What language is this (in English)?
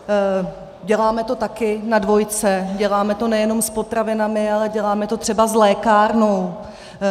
Czech